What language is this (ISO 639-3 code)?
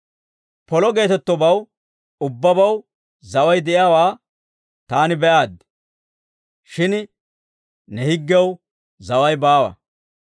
dwr